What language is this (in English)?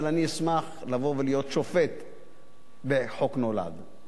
Hebrew